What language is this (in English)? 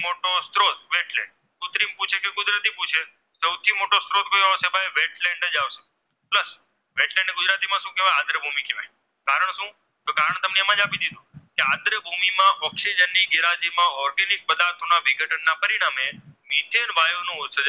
Gujarati